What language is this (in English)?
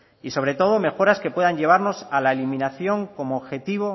Spanish